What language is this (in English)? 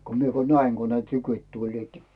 Finnish